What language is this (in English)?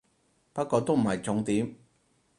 Cantonese